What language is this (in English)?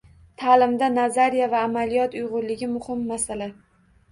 Uzbek